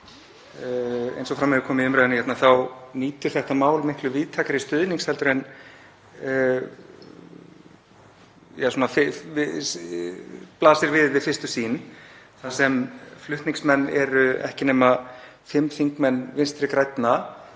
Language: Icelandic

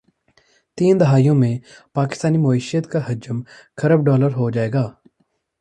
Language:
Urdu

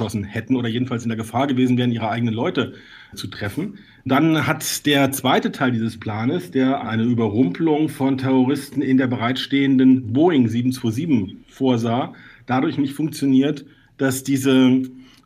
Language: German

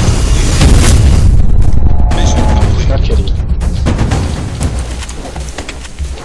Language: Korean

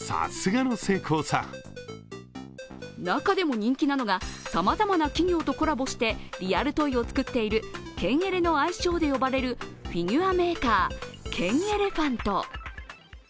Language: Japanese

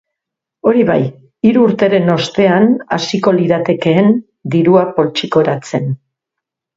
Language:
Basque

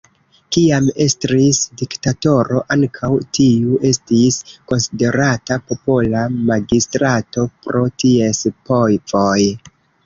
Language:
Esperanto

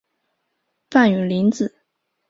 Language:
Chinese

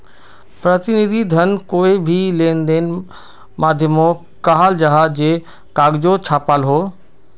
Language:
Magahi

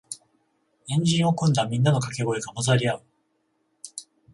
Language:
Japanese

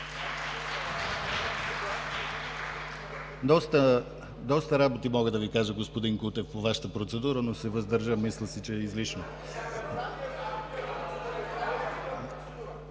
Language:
Bulgarian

